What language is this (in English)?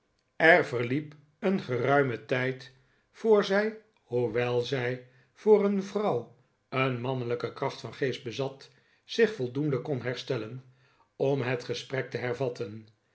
Dutch